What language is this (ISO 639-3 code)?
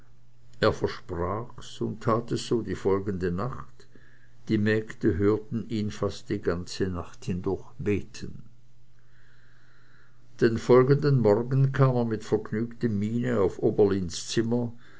deu